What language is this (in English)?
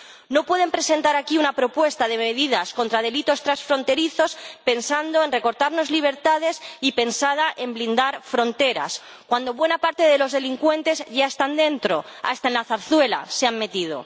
Spanish